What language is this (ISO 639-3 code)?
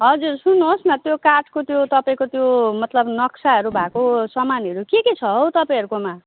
nep